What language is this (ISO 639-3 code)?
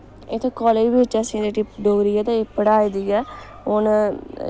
doi